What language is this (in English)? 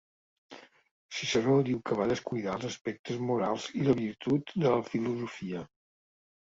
Catalan